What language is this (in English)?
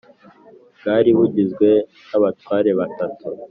Kinyarwanda